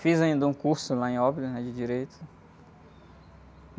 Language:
Portuguese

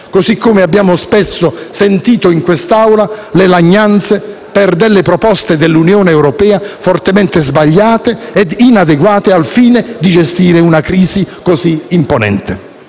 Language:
Italian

